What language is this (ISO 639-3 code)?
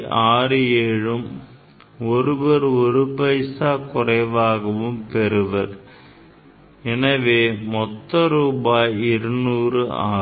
tam